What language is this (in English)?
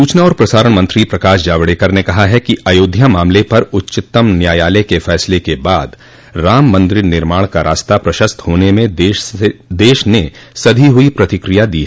Hindi